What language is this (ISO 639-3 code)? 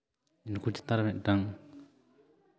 sat